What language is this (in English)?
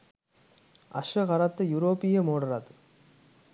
Sinhala